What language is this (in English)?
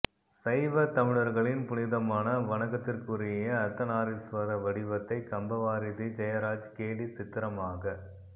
Tamil